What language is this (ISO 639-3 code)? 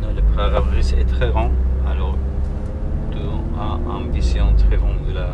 fra